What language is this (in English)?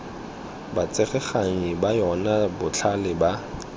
Tswana